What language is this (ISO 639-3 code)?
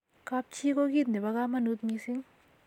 kln